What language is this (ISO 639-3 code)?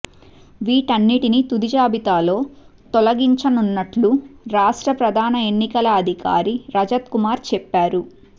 tel